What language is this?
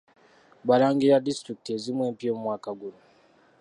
Ganda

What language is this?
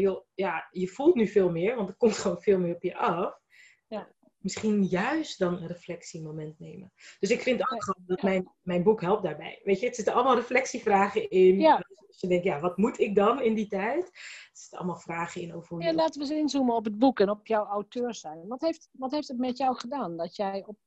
Dutch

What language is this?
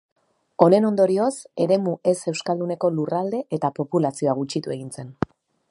Basque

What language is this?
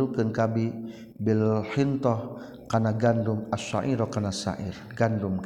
Malay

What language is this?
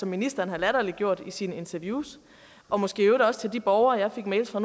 Danish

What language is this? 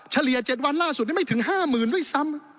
Thai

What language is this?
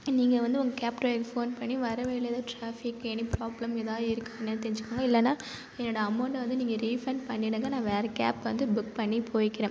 Tamil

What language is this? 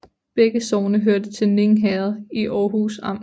Danish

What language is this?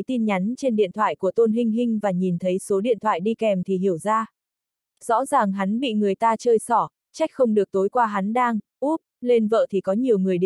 Vietnamese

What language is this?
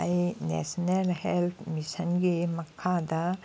Manipuri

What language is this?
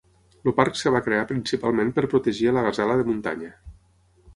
Catalan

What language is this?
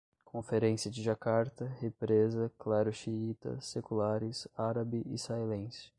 Portuguese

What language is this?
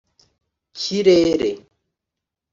Kinyarwanda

